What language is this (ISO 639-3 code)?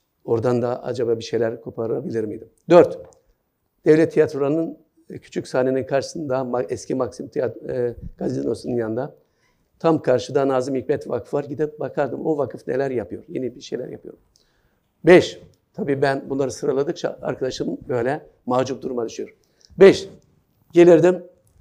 tur